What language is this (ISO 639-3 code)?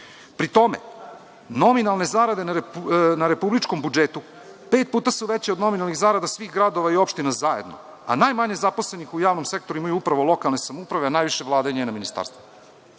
srp